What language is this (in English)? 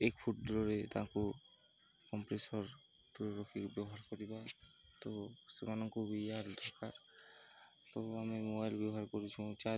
Odia